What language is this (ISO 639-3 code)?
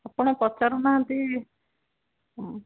ori